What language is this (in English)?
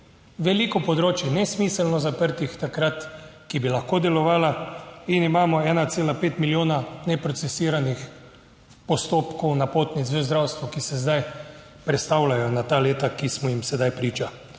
Slovenian